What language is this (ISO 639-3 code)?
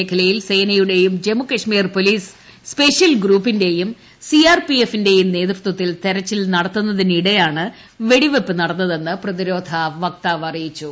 mal